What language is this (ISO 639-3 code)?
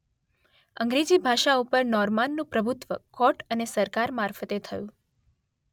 guj